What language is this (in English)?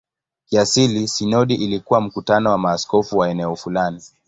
Swahili